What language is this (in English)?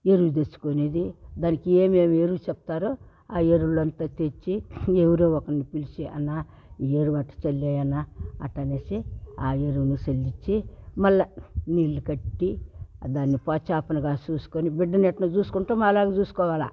Telugu